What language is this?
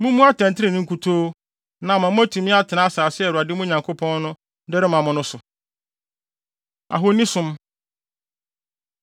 Akan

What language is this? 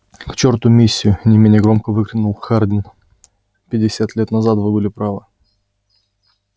Russian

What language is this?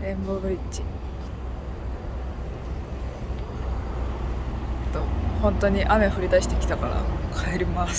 Japanese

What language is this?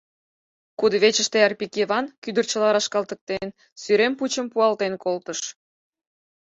Mari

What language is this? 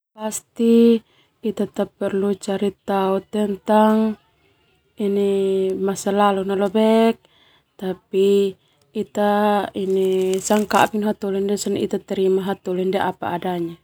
Termanu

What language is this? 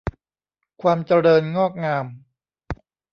Thai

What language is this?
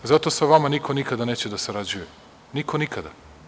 Serbian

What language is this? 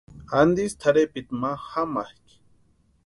Western Highland Purepecha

